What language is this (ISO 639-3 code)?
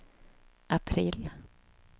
swe